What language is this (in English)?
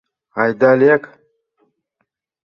Mari